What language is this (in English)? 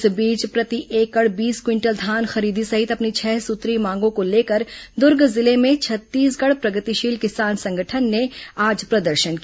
Hindi